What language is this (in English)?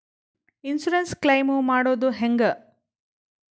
Kannada